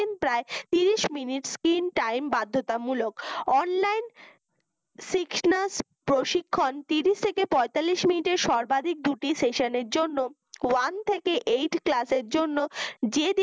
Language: Bangla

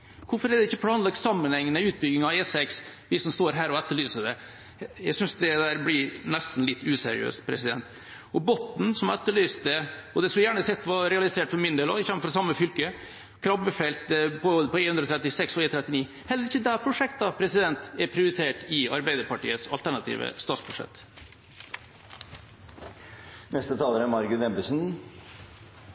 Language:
Norwegian Bokmål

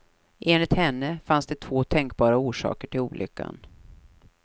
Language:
Swedish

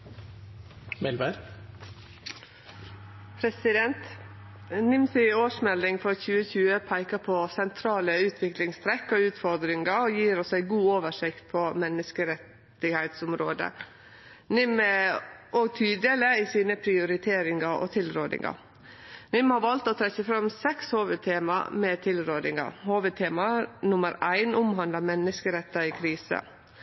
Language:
Norwegian Nynorsk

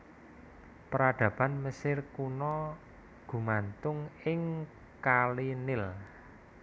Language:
Javanese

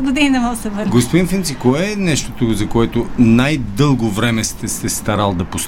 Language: Bulgarian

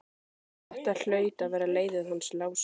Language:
Icelandic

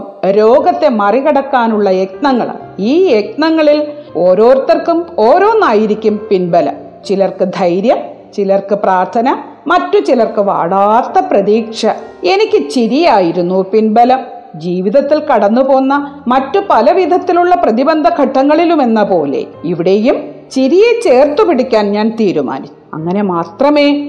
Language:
Malayalam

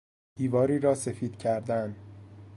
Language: Persian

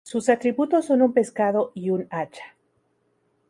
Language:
Spanish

